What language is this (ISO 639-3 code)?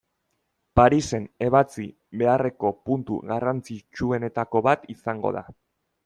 eus